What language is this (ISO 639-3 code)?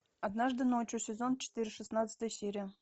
rus